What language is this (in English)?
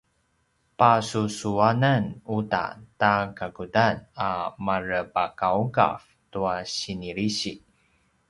Paiwan